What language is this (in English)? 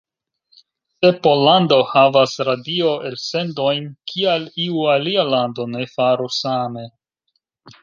Esperanto